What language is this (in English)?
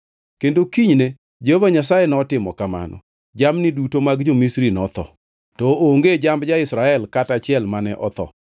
Luo (Kenya and Tanzania)